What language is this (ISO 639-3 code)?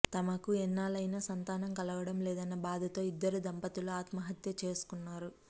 tel